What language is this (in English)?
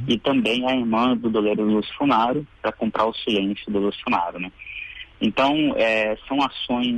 Portuguese